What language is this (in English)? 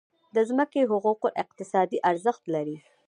Pashto